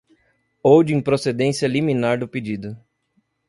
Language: Portuguese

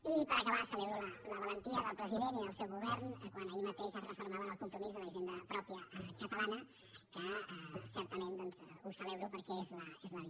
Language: Catalan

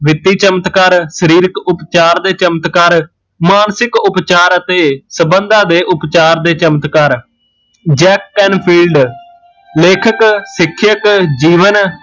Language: Punjabi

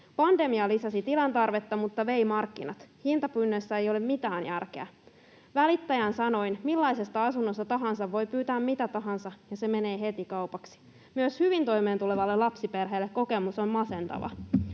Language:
Finnish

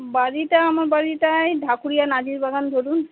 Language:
Bangla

